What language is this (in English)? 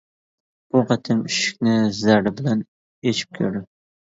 Uyghur